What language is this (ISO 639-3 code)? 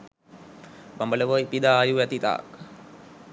sin